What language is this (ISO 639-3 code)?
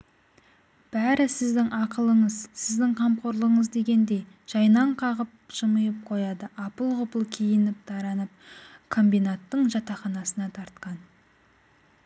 kaz